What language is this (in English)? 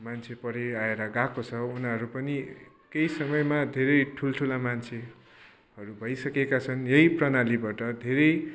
Nepali